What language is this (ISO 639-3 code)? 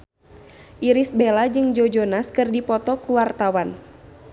sun